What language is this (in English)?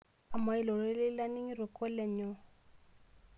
Masai